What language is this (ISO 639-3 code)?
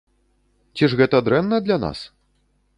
bel